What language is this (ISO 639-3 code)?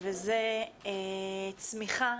heb